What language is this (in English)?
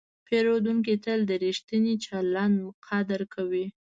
Pashto